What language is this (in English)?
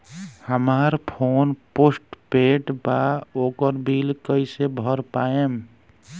Bhojpuri